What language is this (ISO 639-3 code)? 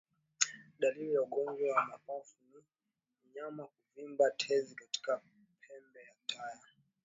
swa